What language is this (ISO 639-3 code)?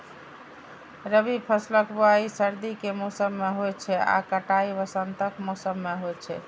mai